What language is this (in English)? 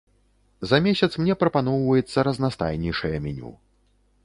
Belarusian